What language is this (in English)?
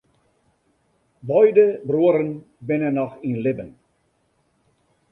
Western Frisian